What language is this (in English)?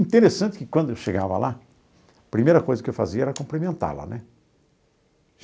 Portuguese